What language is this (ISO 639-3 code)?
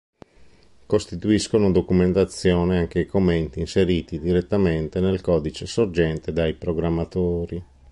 ita